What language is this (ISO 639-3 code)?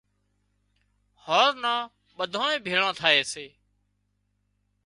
kxp